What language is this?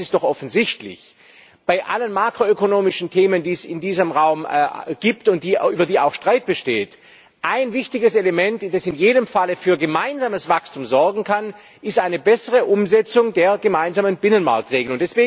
German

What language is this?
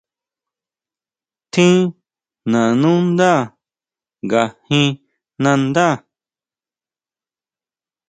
Huautla Mazatec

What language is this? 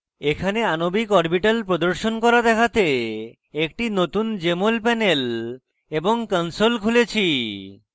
Bangla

